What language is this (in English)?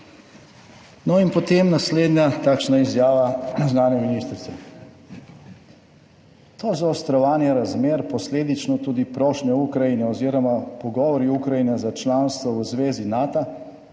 Slovenian